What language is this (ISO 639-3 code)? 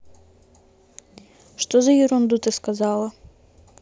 rus